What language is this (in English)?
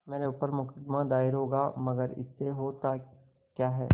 Hindi